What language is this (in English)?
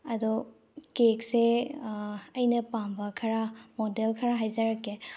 Manipuri